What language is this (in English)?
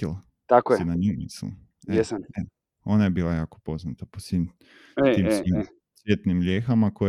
Croatian